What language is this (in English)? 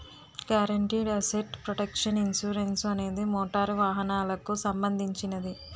Telugu